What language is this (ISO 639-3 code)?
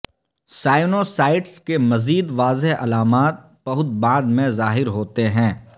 urd